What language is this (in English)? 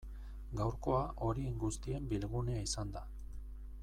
Basque